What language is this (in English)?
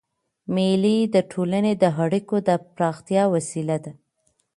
Pashto